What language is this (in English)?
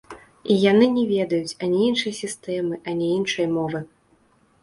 Belarusian